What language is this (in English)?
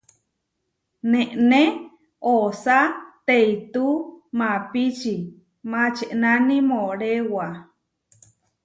Huarijio